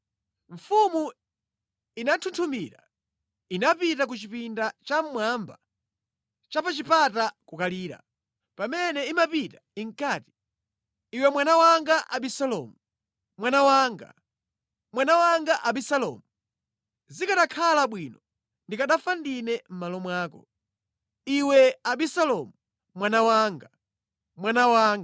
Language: Nyanja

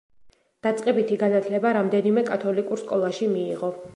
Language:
Georgian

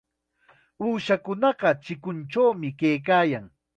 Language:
Chiquián Ancash Quechua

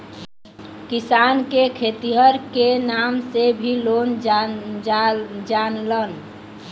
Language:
Bhojpuri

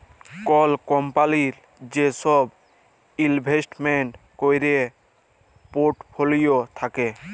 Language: Bangla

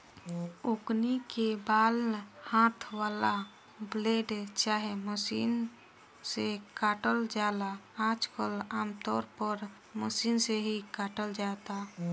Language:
Bhojpuri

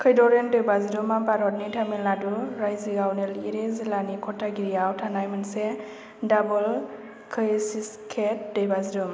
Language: Bodo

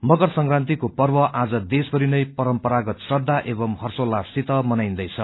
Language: Nepali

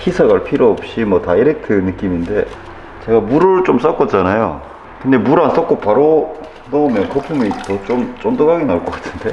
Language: Korean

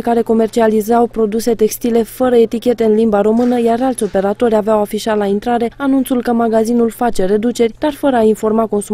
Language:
Romanian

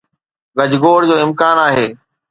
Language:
Sindhi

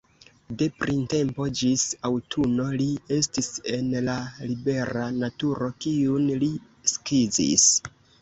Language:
Esperanto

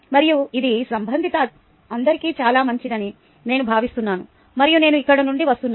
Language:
Telugu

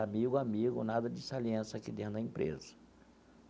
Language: Portuguese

